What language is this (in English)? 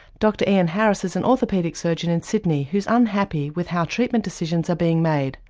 English